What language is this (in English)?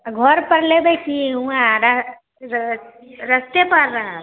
Maithili